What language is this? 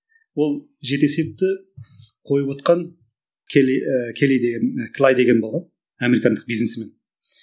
Kazakh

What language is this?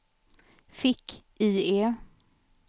Swedish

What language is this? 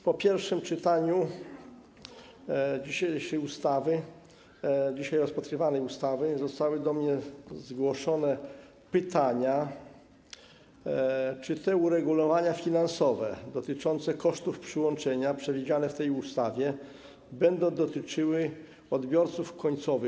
Polish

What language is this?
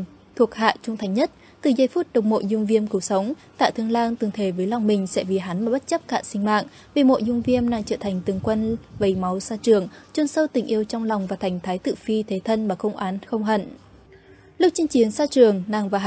Vietnamese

